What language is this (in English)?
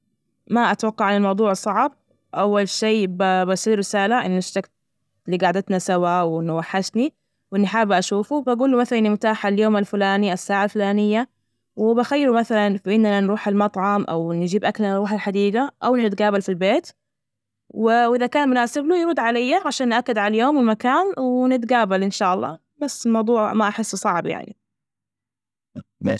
Najdi Arabic